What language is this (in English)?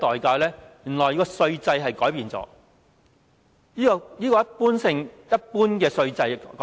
Cantonese